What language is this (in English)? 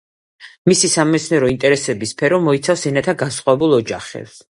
Georgian